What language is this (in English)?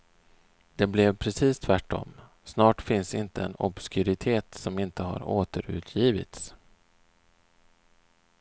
Swedish